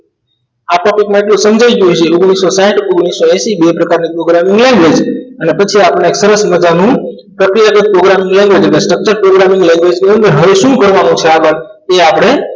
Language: Gujarati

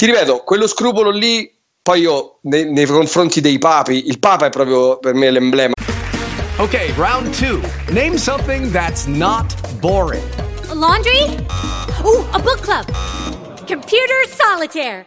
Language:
Italian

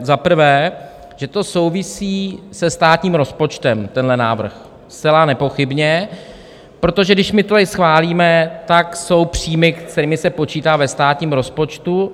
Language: Czech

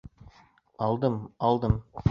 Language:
Bashkir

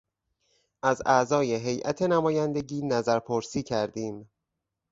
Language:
Persian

